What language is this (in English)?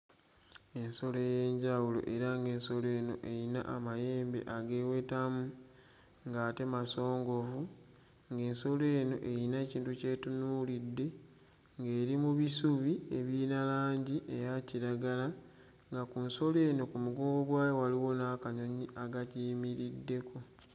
Ganda